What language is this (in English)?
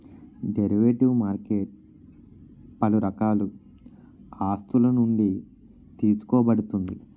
Telugu